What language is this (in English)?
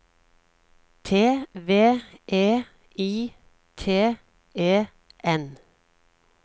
Norwegian